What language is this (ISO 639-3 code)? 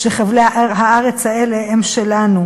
heb